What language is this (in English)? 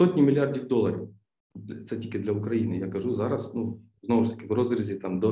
Ukrainian